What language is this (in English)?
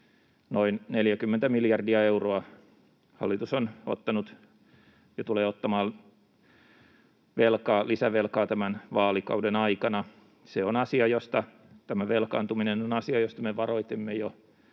Finnish